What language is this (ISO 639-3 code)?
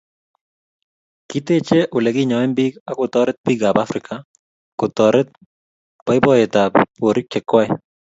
kln